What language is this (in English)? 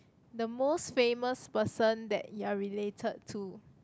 English